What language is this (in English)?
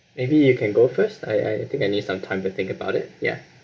English